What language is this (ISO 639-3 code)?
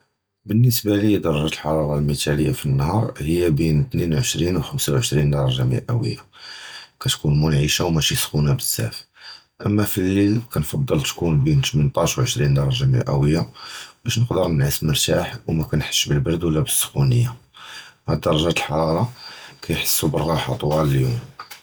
jrb